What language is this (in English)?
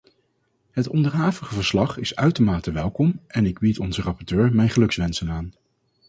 Dutch